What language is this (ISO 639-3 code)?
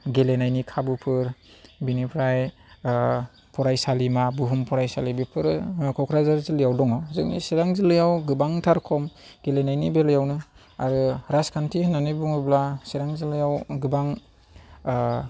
brx